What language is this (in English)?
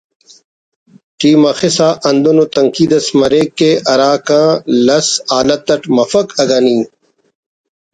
Brahui